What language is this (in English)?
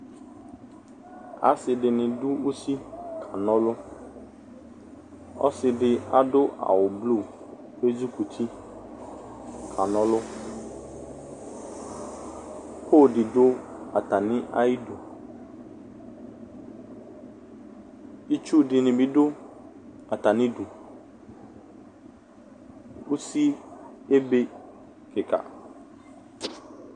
Ikposo